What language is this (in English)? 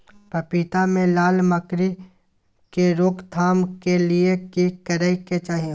Maithili